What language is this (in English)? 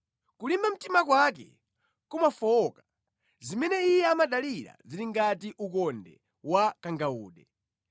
Nyanja